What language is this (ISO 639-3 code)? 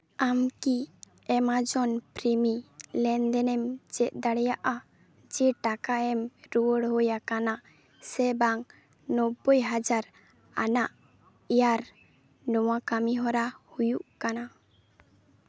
sat